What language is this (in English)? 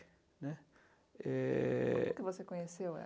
Portuguese